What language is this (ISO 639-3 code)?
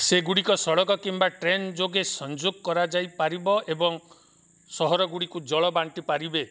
ori